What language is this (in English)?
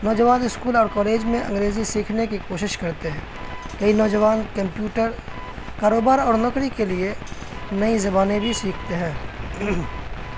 Urdu